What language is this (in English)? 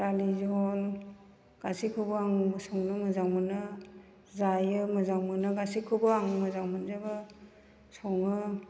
Bodo